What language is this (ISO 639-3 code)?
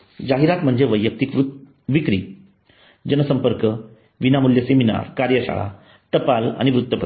mar